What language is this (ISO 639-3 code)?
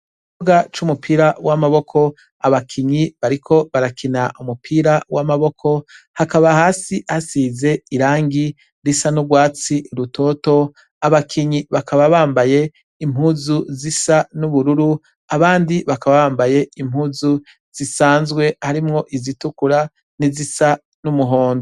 run